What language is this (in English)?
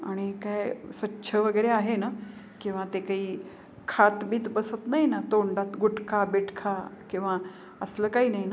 Marathi